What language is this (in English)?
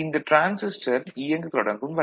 Tamil